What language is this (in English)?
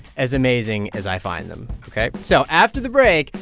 English